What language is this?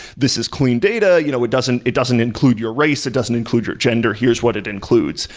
English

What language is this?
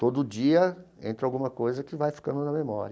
Portuguese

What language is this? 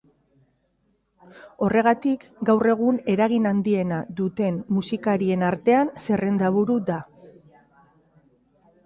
Basque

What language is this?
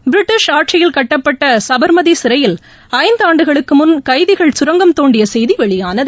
Tamil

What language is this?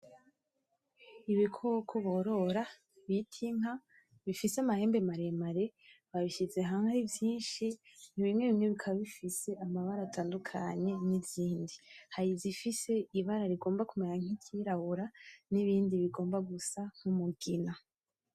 Rundi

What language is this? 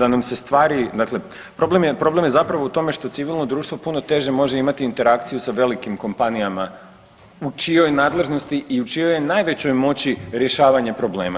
Croatian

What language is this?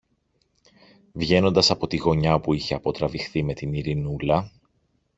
Greek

